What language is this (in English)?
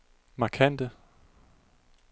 Danish